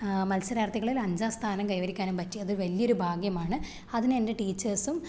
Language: Malayalam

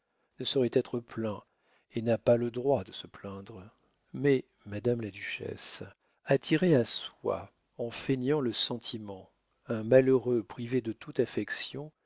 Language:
French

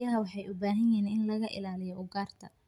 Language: Somali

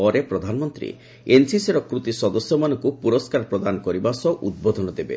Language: Odia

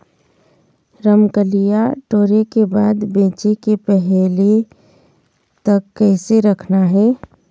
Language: Chhattisgarhi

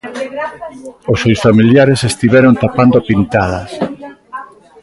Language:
Galician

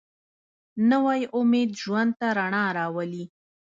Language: Pashto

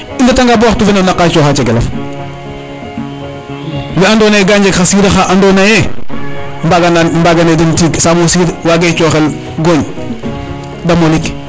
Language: Serer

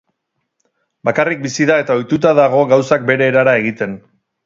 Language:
Basque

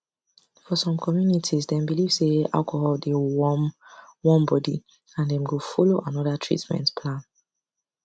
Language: Nigerian Pidgin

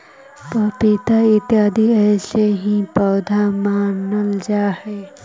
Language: Magahi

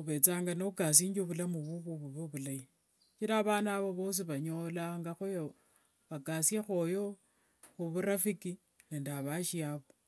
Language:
Wanga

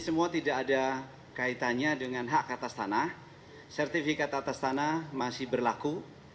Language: Indonesian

